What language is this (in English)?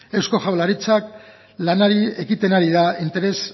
Basque